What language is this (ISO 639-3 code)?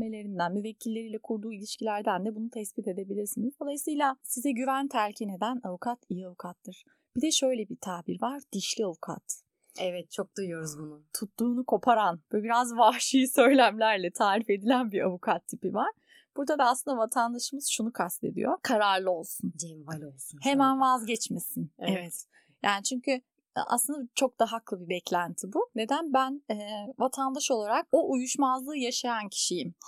tur